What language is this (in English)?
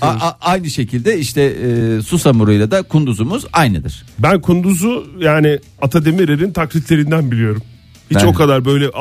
Turkish